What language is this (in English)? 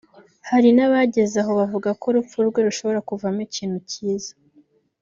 Kinyarwanda